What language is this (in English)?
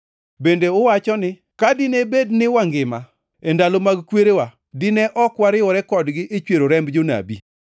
Luo (Kenya and Tanzania)